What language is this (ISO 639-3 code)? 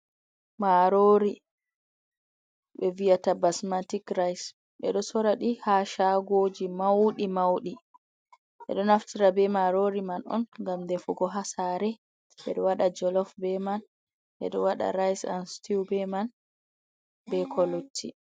ful